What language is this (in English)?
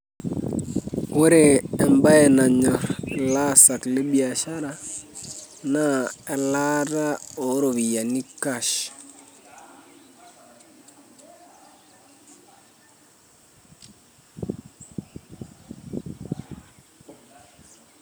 Masai